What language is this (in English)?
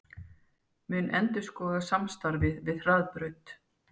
Icelandic